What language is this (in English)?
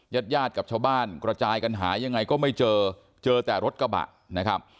Thai